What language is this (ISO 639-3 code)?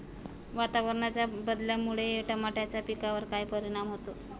mar